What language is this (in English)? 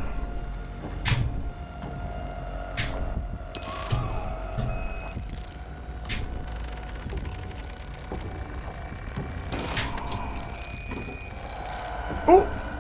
Portuguese